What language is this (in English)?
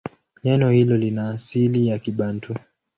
Swahili